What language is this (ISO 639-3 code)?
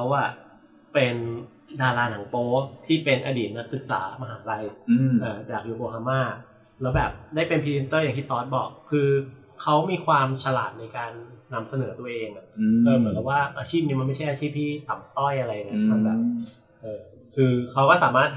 tha